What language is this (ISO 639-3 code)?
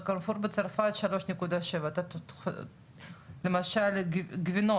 heb